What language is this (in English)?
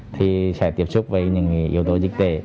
Vietnamese